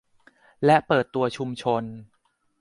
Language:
Thai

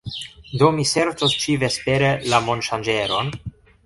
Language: Esperanto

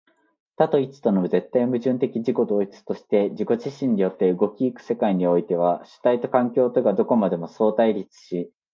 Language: Japanese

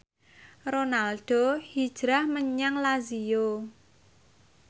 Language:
Javanese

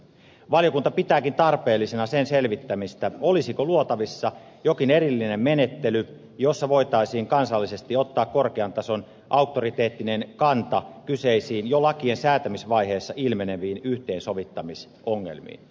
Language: Finnish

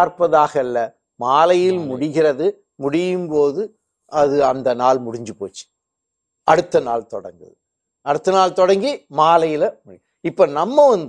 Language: Tamil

